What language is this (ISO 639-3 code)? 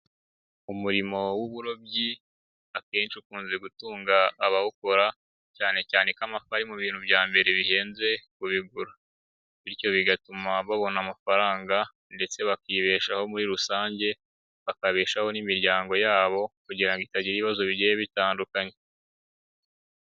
kin